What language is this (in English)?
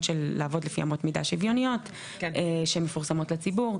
Hebrew